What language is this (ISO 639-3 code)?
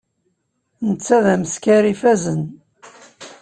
kab